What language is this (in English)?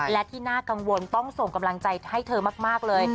Thai